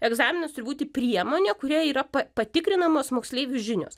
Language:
Lithuanian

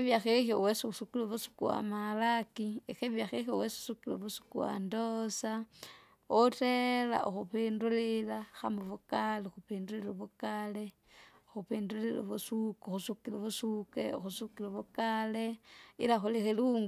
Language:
Kinga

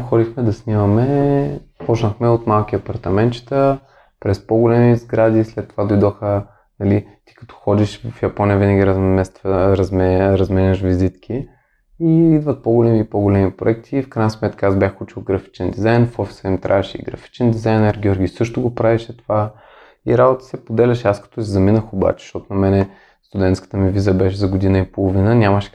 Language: Bulgarian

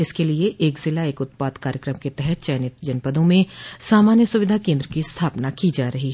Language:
Hindi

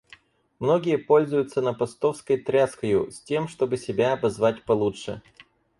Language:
Russian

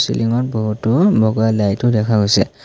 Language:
Assamese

